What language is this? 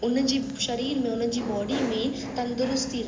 Sindhi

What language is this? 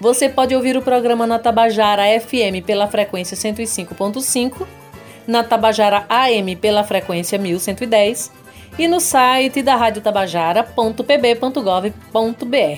Portuguese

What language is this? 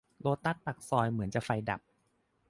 Thai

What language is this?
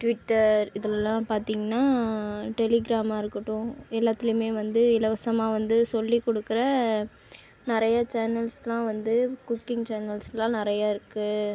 Tamil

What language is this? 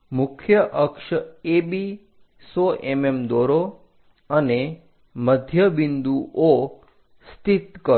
Gujarati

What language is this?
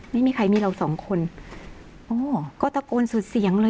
Thai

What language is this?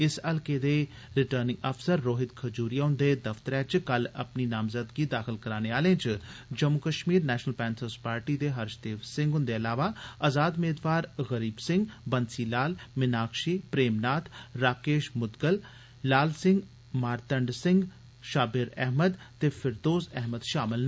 Dogri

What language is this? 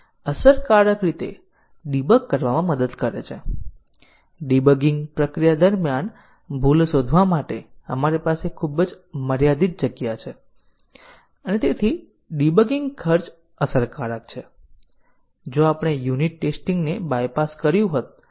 Gujarati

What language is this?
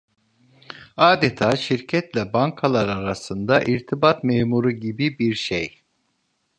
Turkish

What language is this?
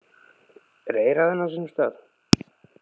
Icelandic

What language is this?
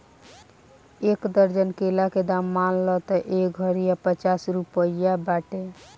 Bhojpuri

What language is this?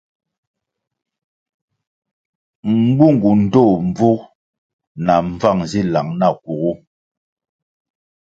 Kwasio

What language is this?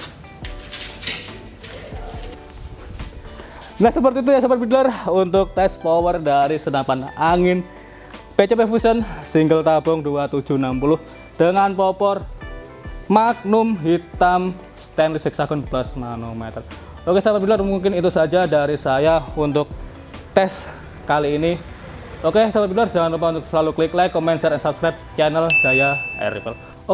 Indonesian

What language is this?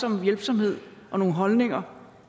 Danish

